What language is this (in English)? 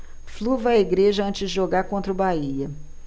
Portuguese